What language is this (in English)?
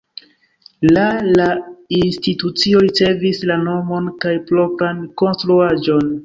Esperanto